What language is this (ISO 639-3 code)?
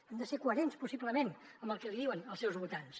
cat